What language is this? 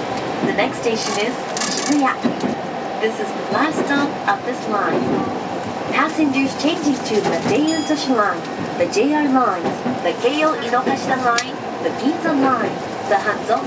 Japanese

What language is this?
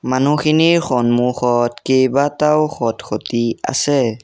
Assamese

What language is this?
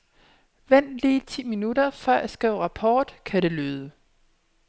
Danish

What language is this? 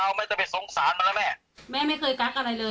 Thai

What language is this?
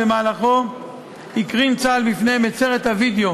Hebrew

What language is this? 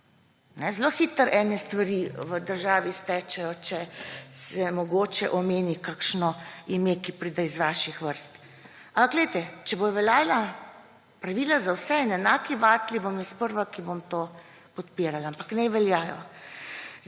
Slovenian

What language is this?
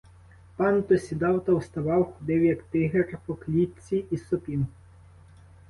Ukrainian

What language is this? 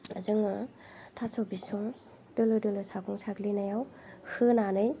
Bodo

